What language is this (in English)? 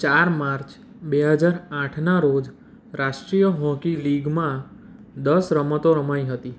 Gujarati